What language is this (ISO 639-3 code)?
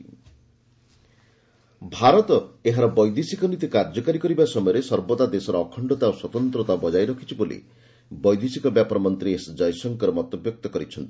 ori